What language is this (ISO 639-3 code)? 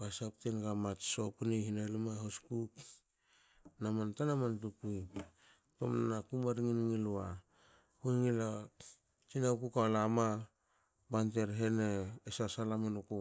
hao